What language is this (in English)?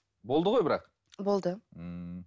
Kazakh